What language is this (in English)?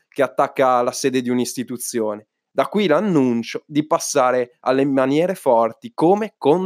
Italian